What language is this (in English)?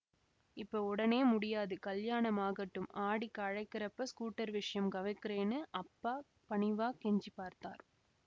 Tamil